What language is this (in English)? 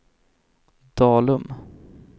Swedish